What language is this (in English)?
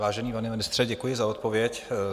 Czech